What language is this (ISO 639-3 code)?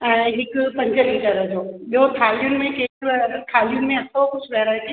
snd